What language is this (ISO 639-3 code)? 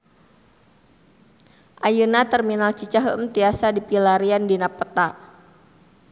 sun